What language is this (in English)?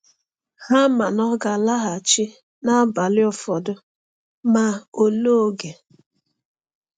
Igbo